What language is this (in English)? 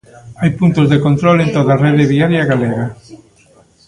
Galician